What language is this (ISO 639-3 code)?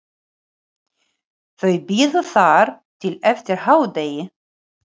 isl